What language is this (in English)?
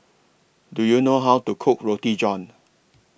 English